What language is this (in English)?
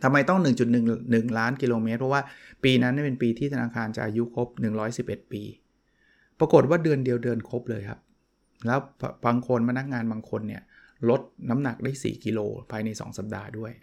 Thai